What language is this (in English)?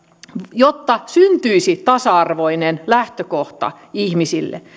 Finnish